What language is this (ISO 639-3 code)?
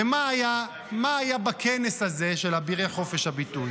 heb